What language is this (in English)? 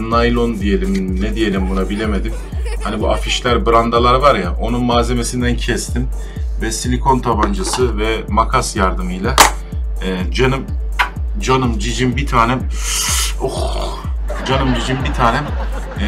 Turkish